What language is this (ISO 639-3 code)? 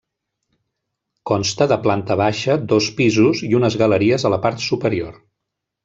cat